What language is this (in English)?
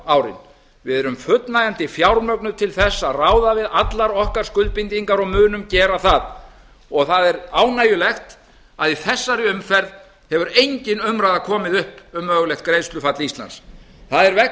Icelandic